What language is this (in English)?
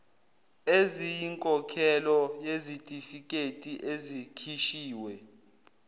Zulu